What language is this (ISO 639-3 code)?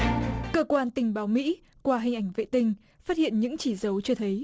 vie